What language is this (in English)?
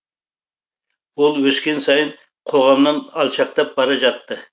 Kazakh